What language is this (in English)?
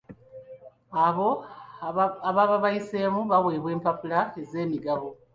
Ganda